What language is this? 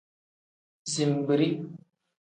Tem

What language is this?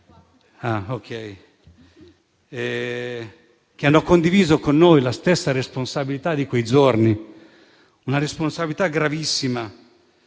Italian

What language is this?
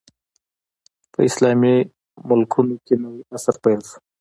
Pashto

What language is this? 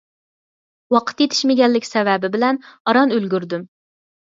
Uyghur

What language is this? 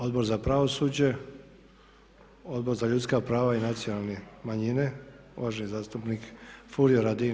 Croatian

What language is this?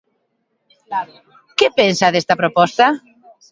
Galician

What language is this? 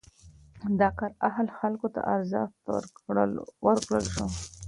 Pashto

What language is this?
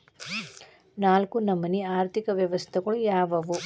Kannada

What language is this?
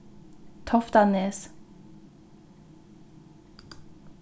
Faroese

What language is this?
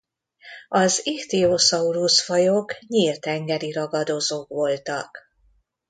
Hungarian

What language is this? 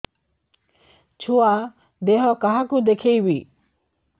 Odia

